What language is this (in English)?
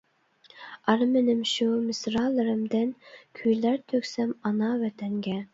Uyghur